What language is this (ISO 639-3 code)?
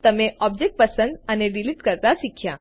guj